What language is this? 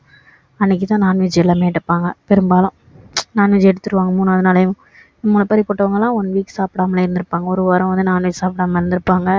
Tamil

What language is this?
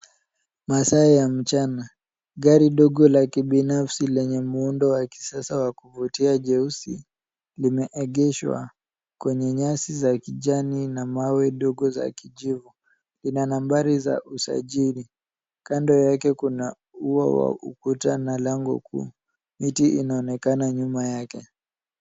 Swahili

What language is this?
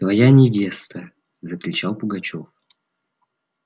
Russian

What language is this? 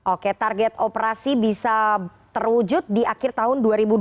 Indonesian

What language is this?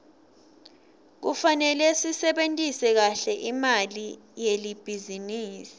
Swati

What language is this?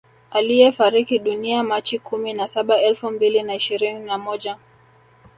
Swahili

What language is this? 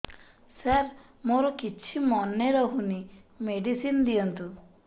Odia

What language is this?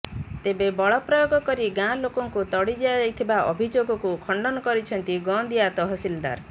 Odia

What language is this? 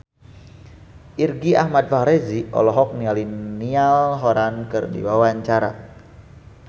Sundanese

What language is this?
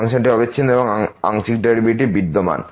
Bangla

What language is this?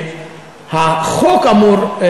Hebrew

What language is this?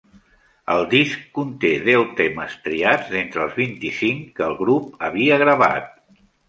Catalan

